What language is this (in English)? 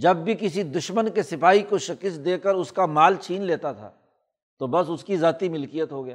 Urdu